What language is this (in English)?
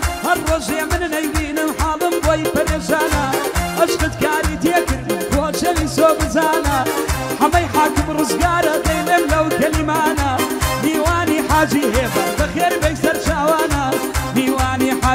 Romanian